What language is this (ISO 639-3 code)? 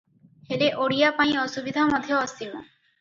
ori